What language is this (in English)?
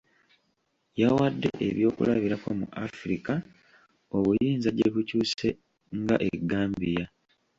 Ganda